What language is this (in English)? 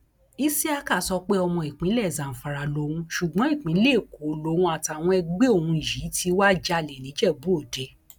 Yoruba